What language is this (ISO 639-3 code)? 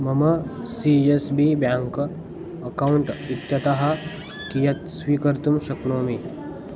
san